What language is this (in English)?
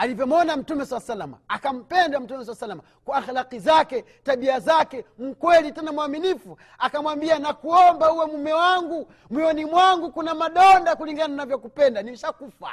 Swahili